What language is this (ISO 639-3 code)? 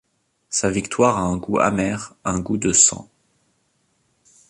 fra